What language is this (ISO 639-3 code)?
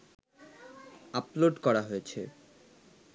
ben